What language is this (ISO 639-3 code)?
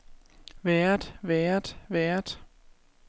dan